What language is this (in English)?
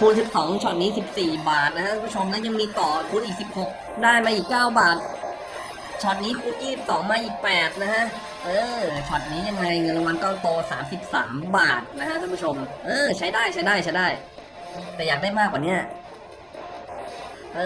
Thai